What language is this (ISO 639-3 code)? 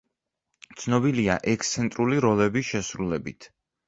kat